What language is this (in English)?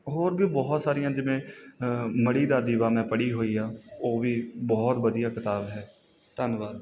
Punjabi